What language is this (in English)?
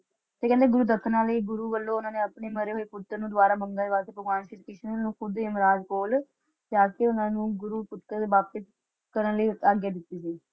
Punjabi